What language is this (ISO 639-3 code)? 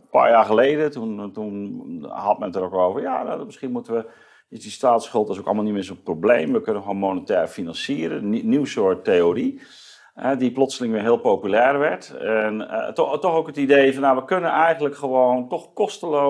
nld